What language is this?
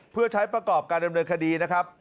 Thai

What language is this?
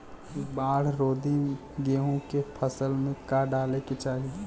Bhojpuri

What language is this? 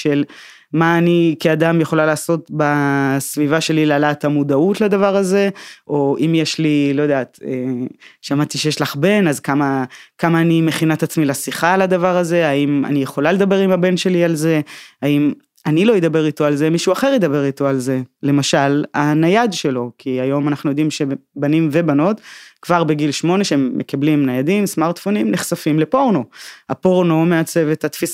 Hebrew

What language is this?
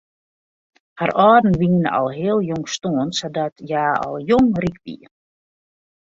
Western Frisian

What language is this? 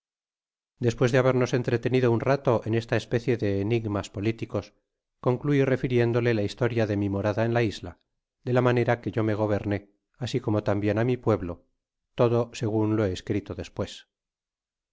Spanish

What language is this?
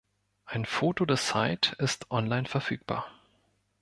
German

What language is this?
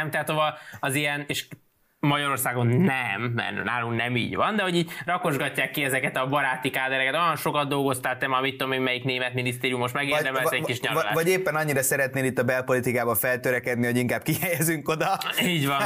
Hungarian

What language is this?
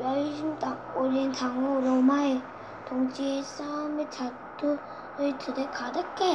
Korean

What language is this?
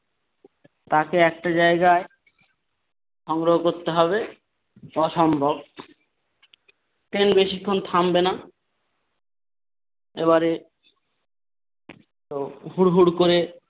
Bangla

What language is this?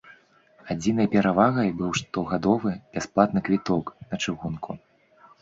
Belarusian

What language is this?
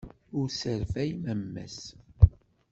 Kabyle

